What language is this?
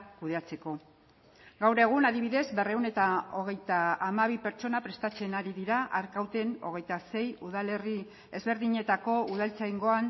Basque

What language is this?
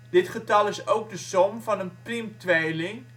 Dutch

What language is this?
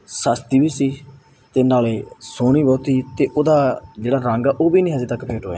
Punjabi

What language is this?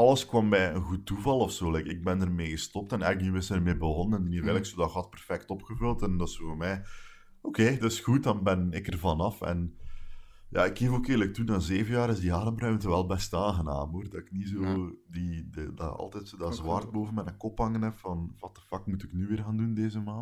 Dutch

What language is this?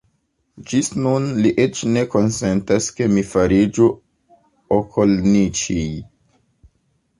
Esperanto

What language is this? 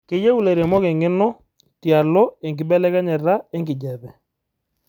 Masai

